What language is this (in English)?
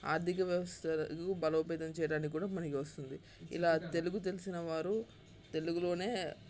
Telugu